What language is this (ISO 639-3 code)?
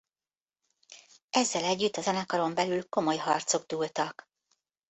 hun